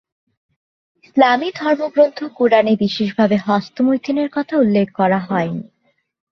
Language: Bangla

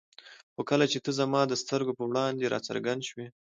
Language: Pashto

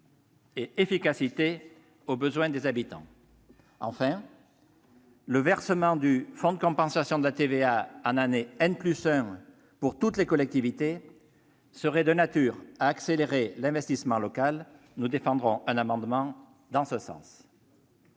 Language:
French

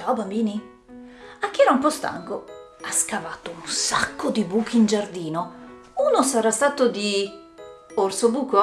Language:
Italian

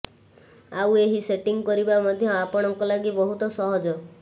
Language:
Odia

